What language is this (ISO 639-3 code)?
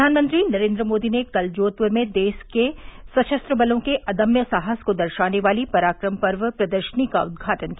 hin